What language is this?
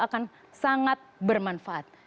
Indonesian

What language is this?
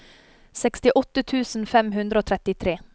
Norwegian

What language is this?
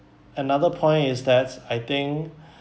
English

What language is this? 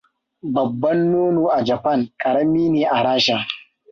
Hausa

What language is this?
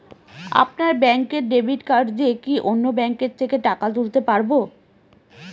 Bangla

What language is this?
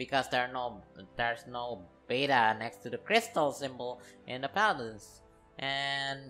English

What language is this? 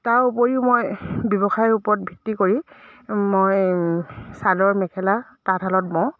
Assamese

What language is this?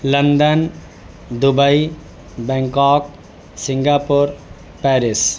Urdu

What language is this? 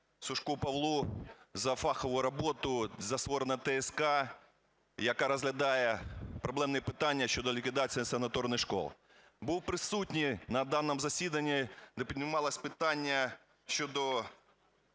Ukrainian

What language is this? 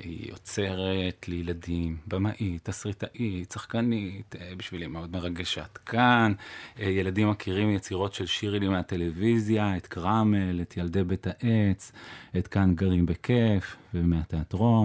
Hebrew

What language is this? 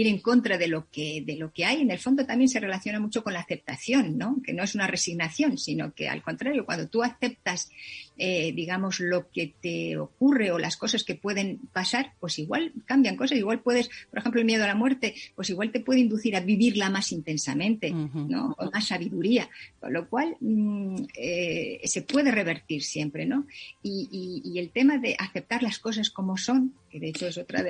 Spanish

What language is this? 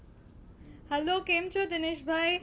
Gujarati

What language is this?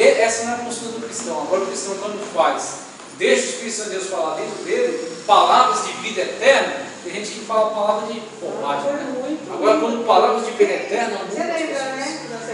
Portuguese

